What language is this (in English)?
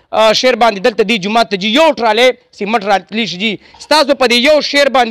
Arabic